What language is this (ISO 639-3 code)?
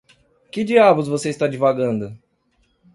por